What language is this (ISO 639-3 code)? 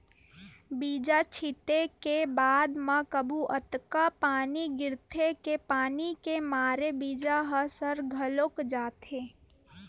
hne